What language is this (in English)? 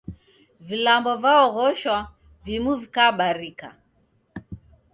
Taita